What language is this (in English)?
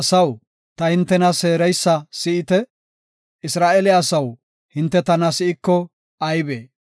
Gofa